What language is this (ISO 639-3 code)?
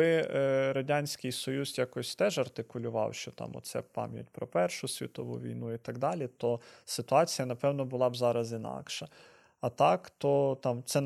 ukr